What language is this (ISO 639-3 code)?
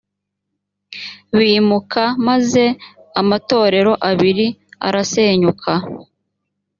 kin